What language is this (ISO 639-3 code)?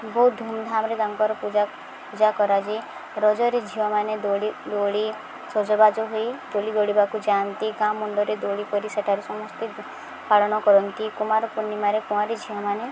ori